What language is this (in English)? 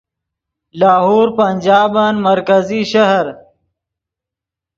Yidgha